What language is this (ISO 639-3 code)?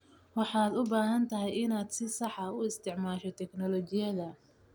som